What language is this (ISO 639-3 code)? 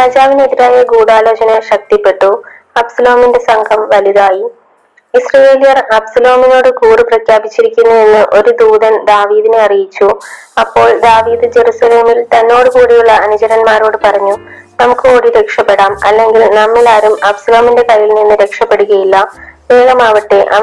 mal